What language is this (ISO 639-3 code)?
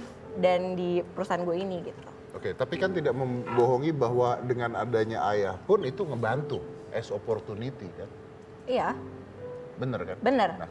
ind